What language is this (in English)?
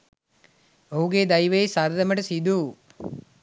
Sinhala